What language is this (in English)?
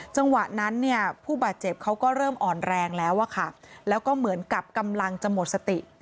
Thai